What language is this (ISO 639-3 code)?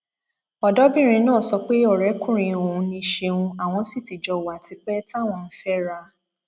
yor